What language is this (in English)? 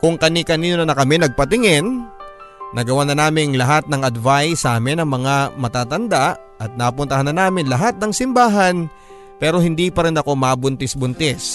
Filipino